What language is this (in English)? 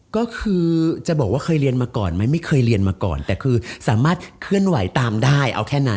Thai